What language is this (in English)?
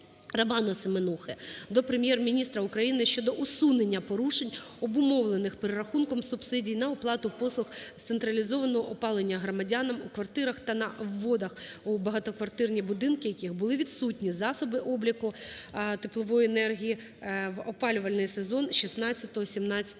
Ukrainian